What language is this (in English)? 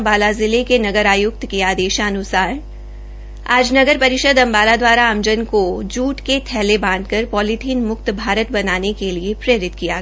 Hindi